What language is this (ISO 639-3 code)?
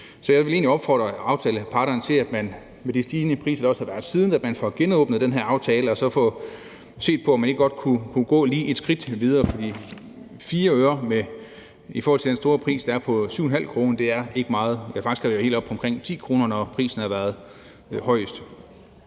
dan